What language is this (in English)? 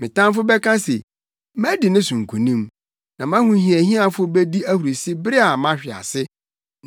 Akan